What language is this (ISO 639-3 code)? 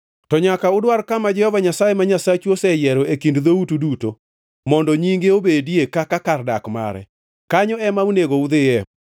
luo